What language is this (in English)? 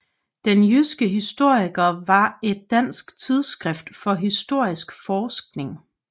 Danish